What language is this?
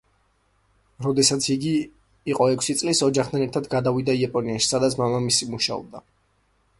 Georgian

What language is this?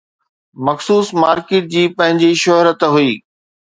Sindhi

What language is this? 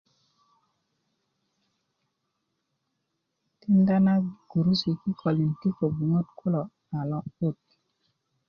Kuku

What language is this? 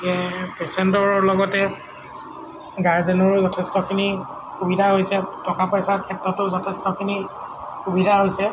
Assamese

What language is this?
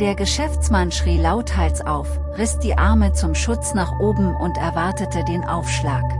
German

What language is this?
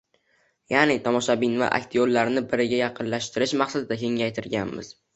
Uzbek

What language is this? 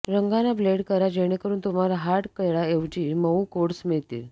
Marathi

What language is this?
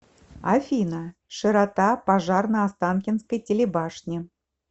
Russian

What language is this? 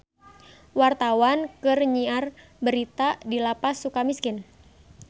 Sundanese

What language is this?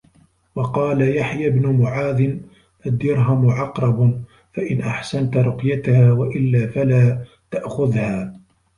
Arabic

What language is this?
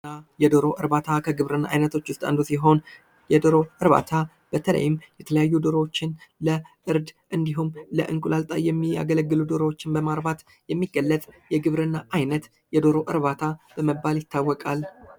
Amharic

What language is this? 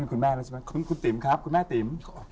Thai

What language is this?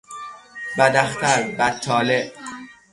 Persian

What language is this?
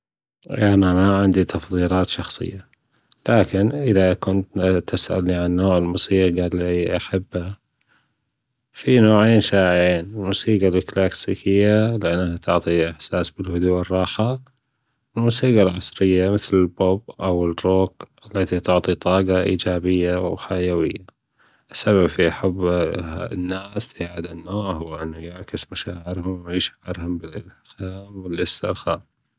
Gulf Arabic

